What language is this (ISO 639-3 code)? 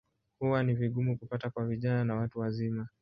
swa